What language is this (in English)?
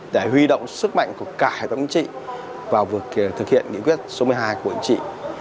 Vietnamese